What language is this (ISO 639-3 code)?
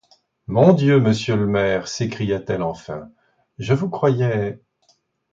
fra